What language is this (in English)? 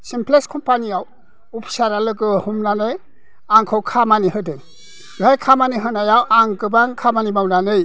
Bodo